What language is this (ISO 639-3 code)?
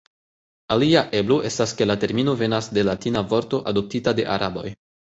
epo